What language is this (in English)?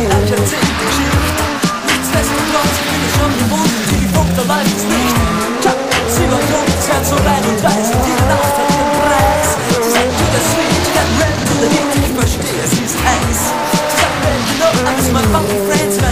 Arabic